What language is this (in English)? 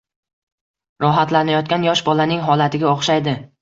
Uzbek